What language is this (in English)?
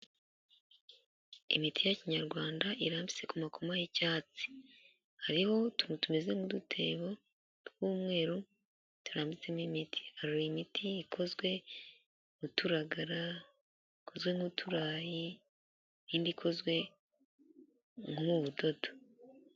Kinyarwanda